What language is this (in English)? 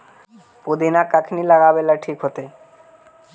Magahi